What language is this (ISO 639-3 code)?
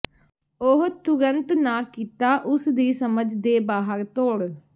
pan